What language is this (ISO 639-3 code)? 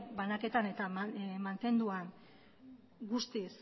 eus